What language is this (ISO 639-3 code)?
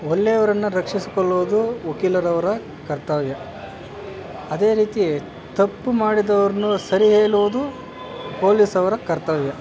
kan